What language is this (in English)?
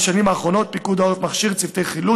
Hebrew